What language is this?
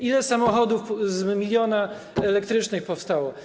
Polish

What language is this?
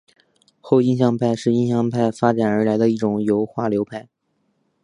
Chinese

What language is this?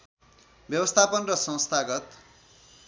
Nepali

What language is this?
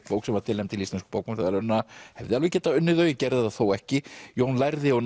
Icelandic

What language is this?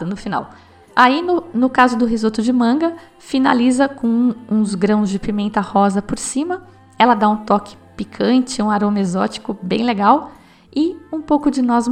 Portuguese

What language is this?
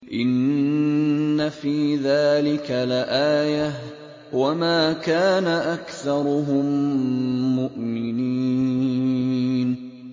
Arabic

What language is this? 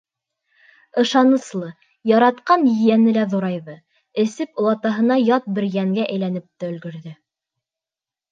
Bashkir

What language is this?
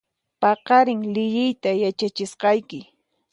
Puno Quechua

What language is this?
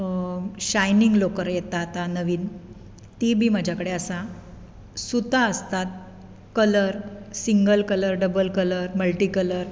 Konkani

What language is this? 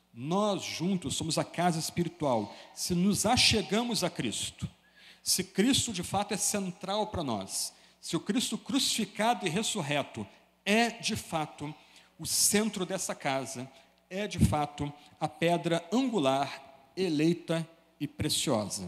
Portuguese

